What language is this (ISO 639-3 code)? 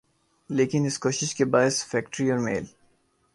urd